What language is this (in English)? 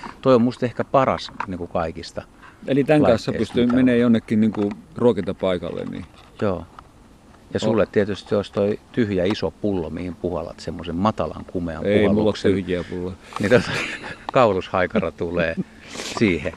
Finnish